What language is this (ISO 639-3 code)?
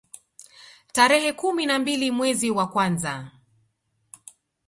swa